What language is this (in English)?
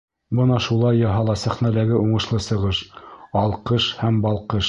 Bashkir